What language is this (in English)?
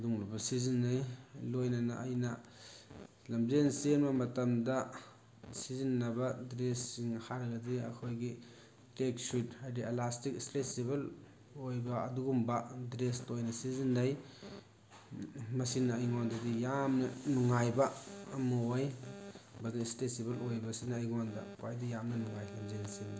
Manipuri